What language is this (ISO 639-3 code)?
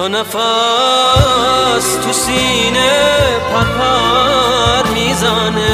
fas